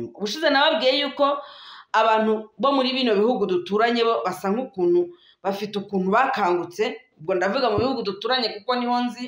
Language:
French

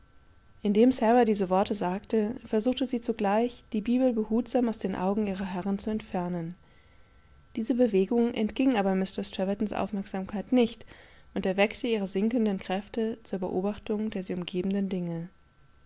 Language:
German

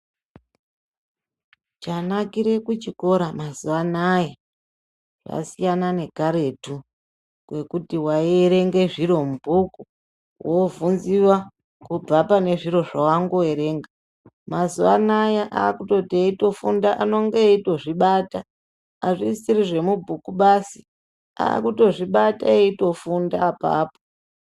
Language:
Ndau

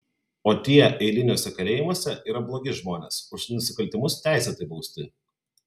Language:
Lithuanian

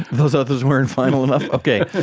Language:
English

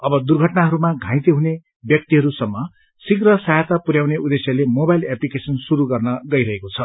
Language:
Nepali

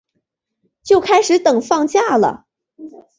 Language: Chinese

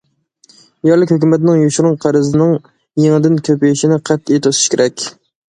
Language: Uyghur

